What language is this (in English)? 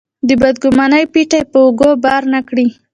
Pashto